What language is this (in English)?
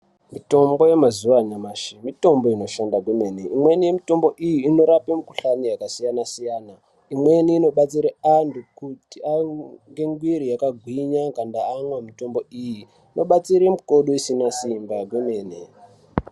Ndau